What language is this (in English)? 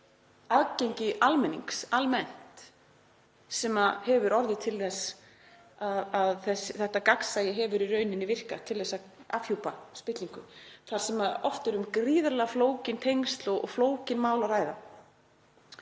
Icelandic